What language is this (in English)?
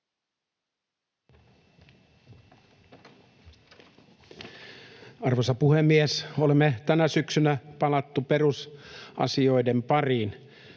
Finnish